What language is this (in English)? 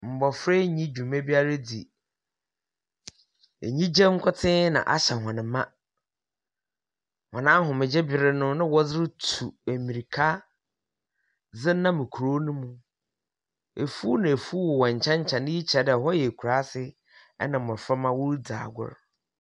Akan